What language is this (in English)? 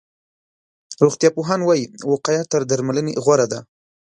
Pashto